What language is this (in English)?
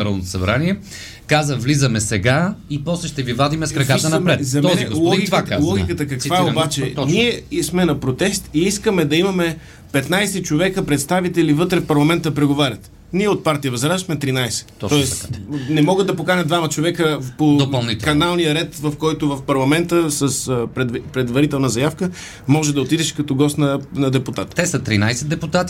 Bulgarian